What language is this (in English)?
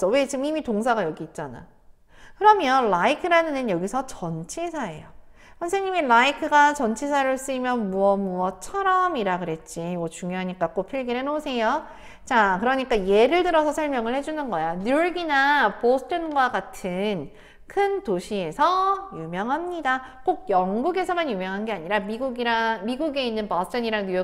Korean